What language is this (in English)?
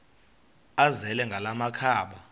Xhosa